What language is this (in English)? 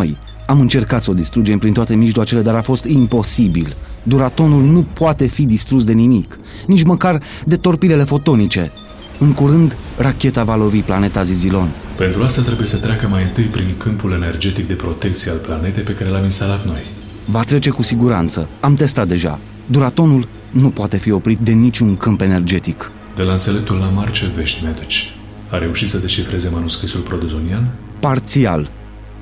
Romanian